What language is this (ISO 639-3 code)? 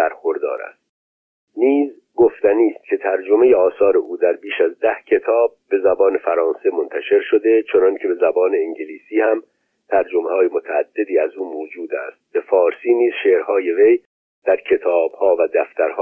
fas